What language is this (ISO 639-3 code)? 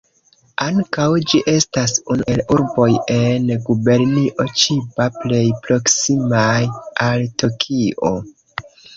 epo